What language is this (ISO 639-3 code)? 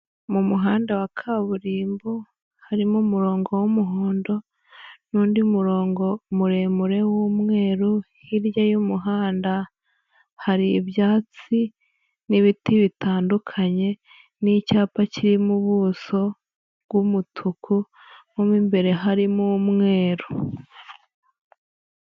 kin